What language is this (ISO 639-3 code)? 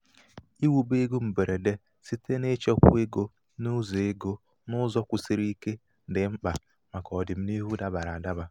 ibo